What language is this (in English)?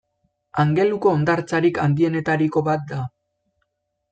Basque